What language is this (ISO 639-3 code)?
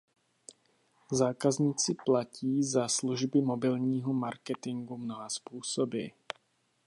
ces